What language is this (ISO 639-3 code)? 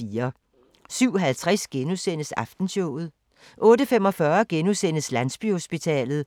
dan